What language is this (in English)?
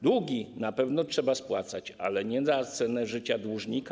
Polish